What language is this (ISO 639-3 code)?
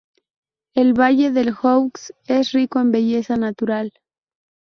spa